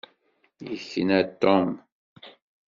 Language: Kabyle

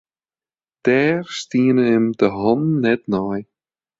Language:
Western Frisian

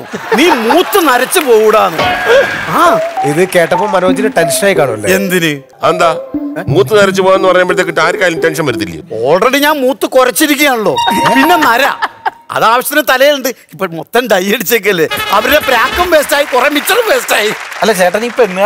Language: Thai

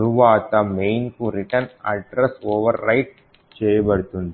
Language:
Telugu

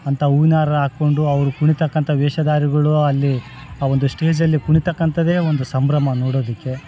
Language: Kannada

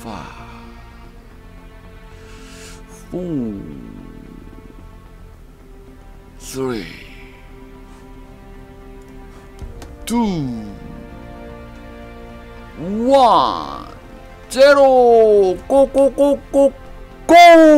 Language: Korean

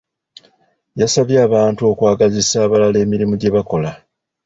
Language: Ganda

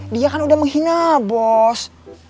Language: Indonesian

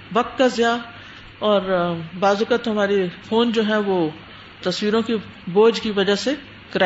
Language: Urdu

